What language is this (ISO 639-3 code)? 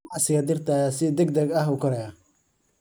som